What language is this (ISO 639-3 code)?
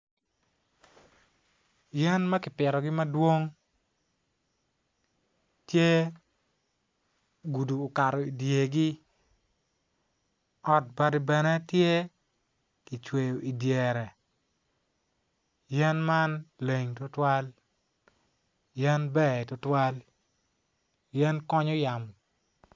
ach